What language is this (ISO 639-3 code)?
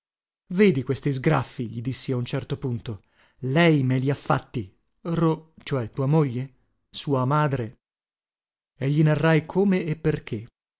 ita